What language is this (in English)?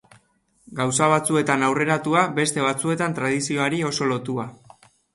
Basque